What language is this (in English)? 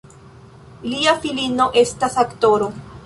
Esperanto